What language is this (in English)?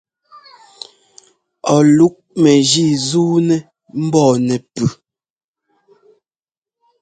Ngomba